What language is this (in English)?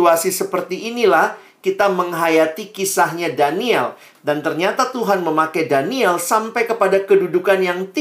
Indonesian